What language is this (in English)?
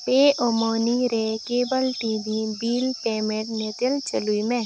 Santali